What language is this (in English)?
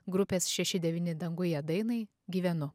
Lithuanian